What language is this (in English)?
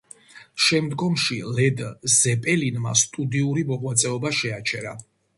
Georgian